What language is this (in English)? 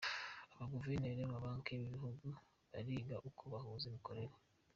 Kinyarwanda